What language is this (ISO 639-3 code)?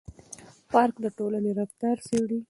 pus